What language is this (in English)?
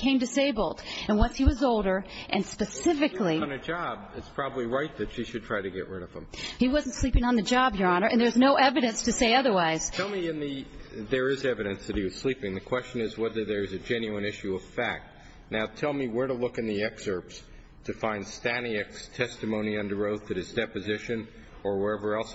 English